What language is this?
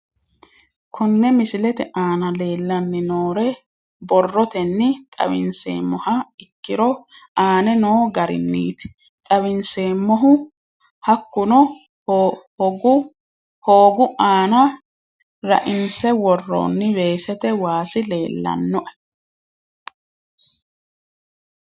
Sidamo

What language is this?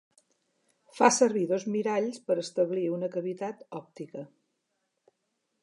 Catalan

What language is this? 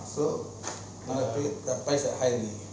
English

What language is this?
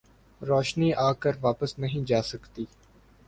Urdu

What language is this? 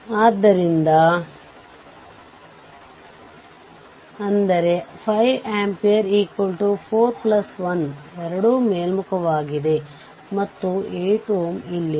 Kannada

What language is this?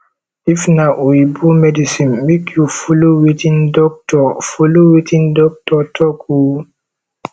Nigerian Pidgin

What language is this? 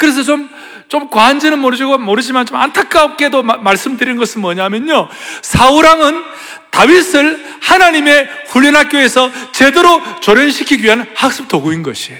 Korean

